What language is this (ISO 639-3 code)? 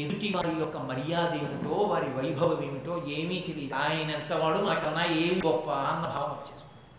tel